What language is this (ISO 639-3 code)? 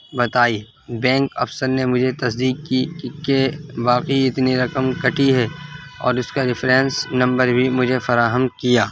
urd